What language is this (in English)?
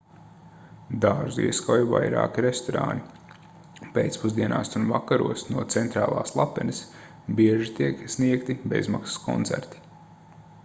Latvian